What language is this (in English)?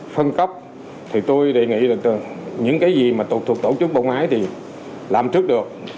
Vietnamese